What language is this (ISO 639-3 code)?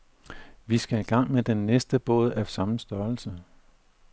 dan